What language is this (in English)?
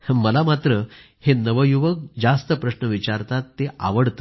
Marathi